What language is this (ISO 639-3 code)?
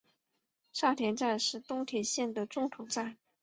zho